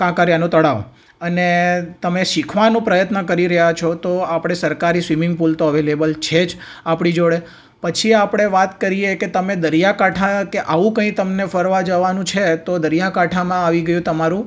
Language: Gujarati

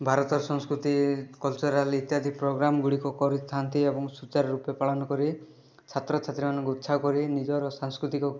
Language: Odia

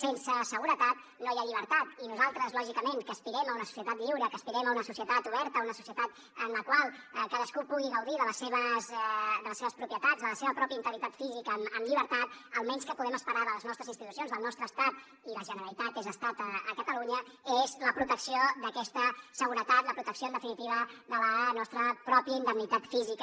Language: Catalan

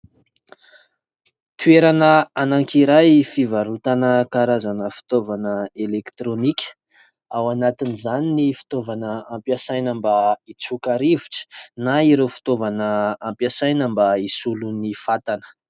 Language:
Malagasy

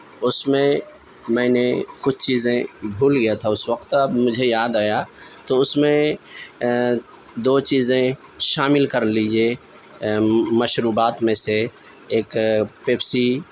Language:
Urdu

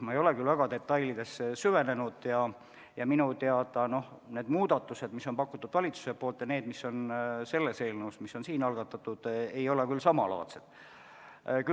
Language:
Estonian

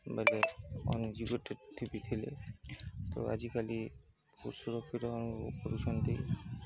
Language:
Odia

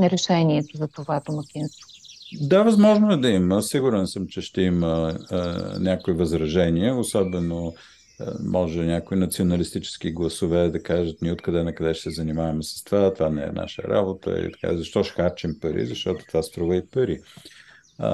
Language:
Bulgarian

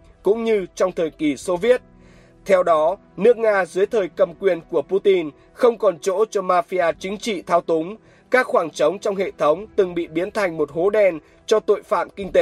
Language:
Vietnamese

